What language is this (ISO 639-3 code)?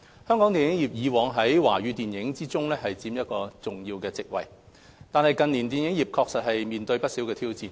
yue